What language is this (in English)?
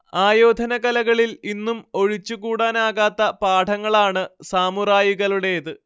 Malayalam